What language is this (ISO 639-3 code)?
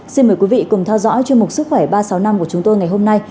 vie